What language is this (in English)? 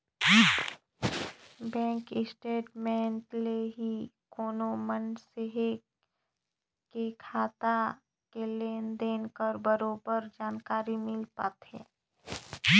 Chhattisgarhi